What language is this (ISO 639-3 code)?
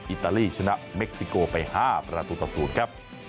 tha